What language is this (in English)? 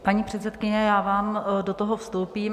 Czech